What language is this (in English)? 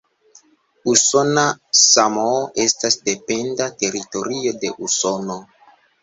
Esperanto